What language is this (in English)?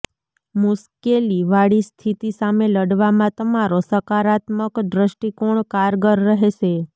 Gujarati